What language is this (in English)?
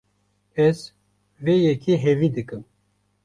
Kurdish